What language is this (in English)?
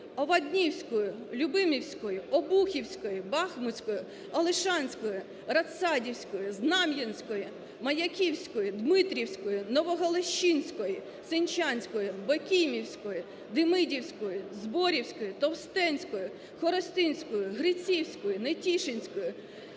Ukrainian